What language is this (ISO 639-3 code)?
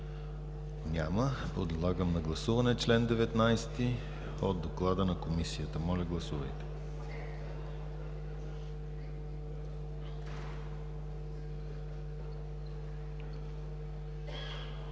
bul